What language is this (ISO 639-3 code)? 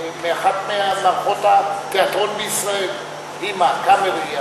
heb